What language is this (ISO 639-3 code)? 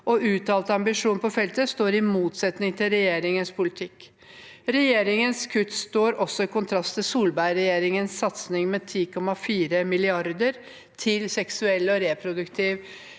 nor